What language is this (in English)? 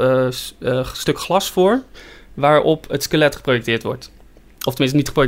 Dutch